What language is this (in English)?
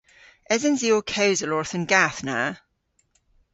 Cornish